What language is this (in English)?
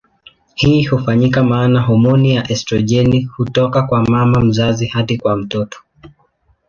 Swahili